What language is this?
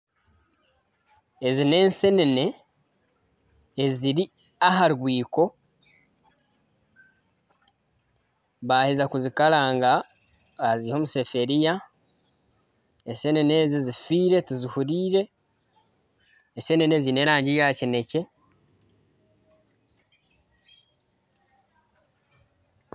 Nyankole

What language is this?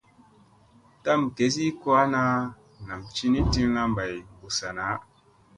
Musey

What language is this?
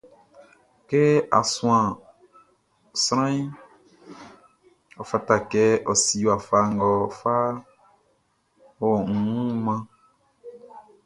Baoulé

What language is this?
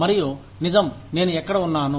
Telugu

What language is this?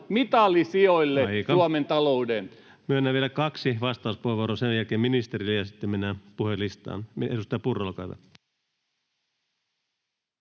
Finnish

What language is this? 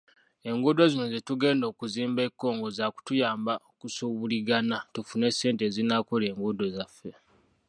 Ganda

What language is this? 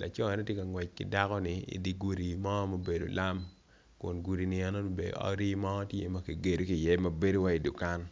Acoli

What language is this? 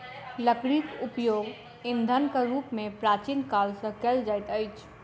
Maithili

